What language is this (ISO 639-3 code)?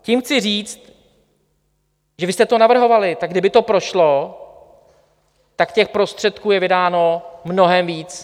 ces